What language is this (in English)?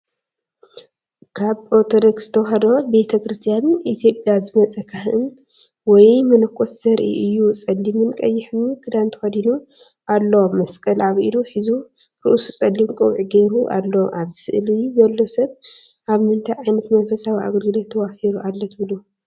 Tigrinya